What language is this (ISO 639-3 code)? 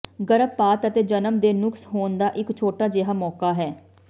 pan